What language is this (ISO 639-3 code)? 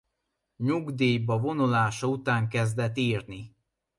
hun